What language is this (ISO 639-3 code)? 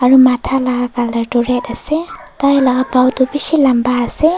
nag